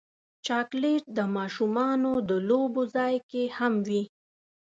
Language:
Pashto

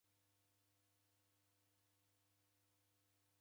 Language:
Taita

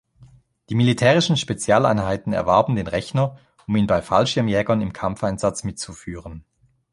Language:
German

